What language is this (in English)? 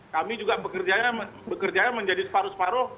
Indonesian